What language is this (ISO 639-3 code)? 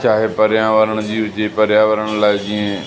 snd